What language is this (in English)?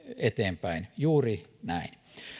Finnish